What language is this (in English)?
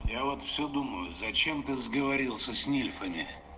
Russian